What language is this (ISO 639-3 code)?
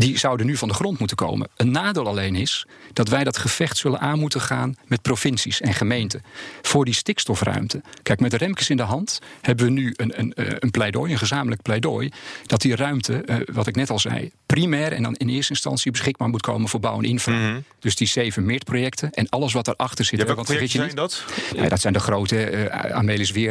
nld